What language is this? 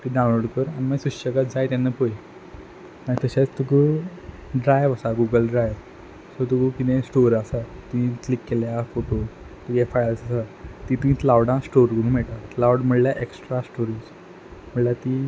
Konkani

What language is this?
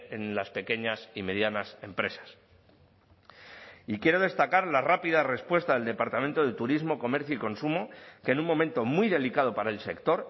Spanish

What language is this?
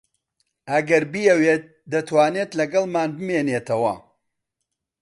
Central Kurdish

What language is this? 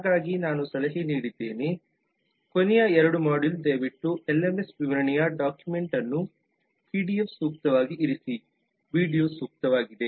Kannada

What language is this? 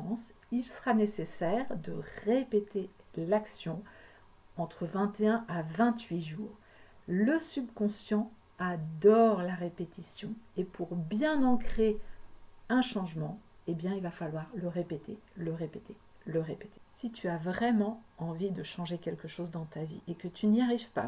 French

